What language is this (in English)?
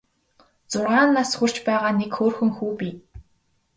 Mongolian